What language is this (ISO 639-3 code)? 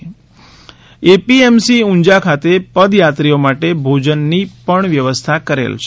guj